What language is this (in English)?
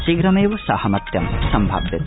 Sanskrit